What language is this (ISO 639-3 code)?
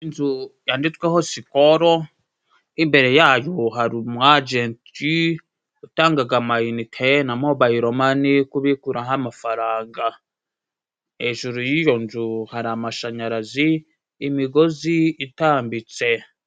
kin